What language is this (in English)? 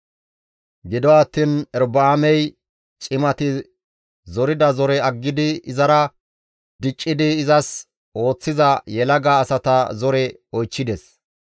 Gamo